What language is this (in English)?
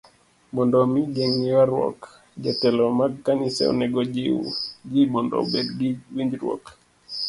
Luo (Kenya and Tanzania)